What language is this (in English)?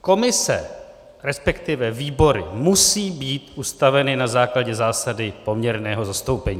Czech